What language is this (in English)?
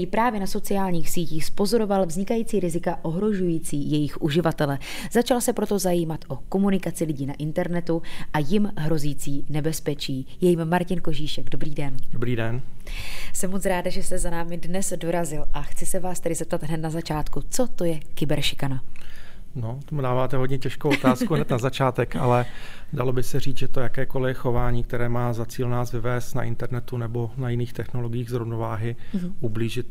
Czech